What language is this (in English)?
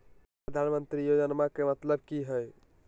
Magahi